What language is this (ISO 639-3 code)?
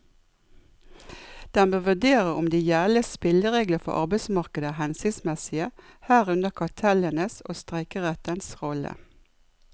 nor